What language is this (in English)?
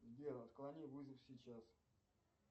Russian